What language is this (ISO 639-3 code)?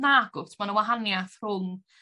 cym